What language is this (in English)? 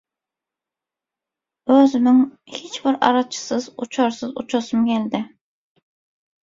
Turkmen